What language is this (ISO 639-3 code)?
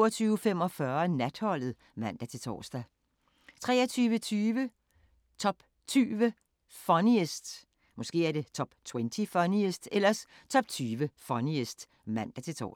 dan